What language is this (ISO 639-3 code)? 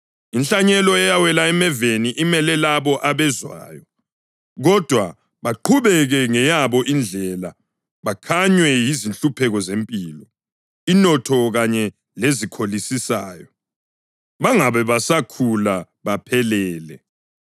nde